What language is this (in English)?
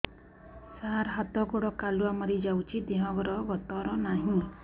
Odia